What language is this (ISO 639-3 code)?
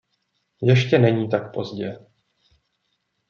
ces